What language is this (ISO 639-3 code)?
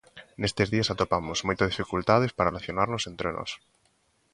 glg